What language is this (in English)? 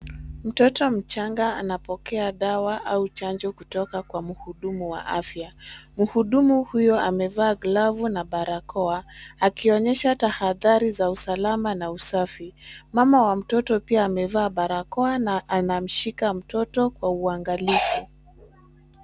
Swahili